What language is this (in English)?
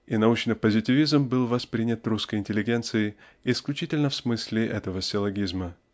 Russian